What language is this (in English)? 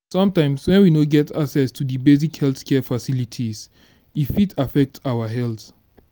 Nigerian Pidgin